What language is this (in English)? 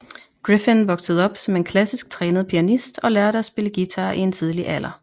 Danish